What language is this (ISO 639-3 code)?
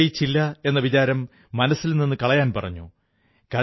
mal